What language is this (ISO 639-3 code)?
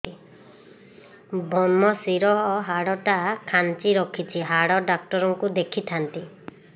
ori